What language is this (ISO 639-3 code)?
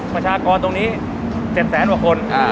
tha